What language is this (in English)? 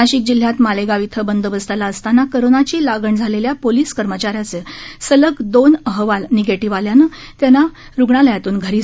Marathi